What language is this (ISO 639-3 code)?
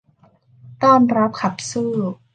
tha